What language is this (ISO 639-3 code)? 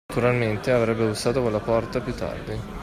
ita